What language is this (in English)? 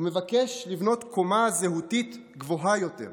Hebrew